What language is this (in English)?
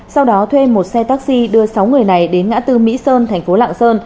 Vietnamese